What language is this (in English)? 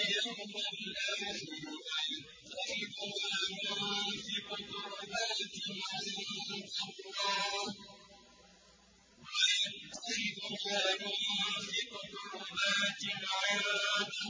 Arabic